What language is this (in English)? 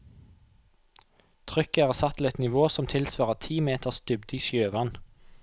Norwegian